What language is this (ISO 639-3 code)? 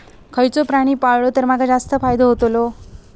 mar